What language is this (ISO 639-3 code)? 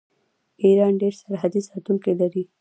pus